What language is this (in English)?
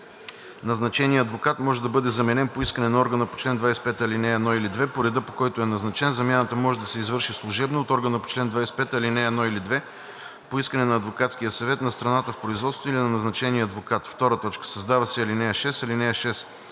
Bulgarian